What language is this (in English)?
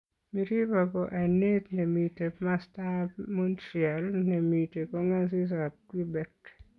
Kalenjin